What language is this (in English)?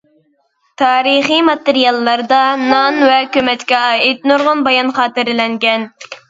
Uyghur